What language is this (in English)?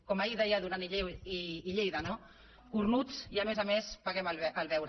Catalan